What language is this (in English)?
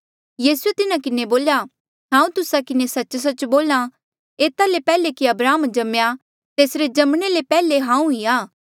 Mandeali